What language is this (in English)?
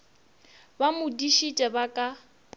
Northern Sotho